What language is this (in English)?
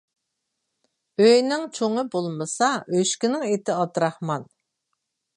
Uyghur